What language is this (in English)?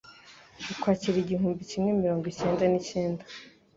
Kinyarwanda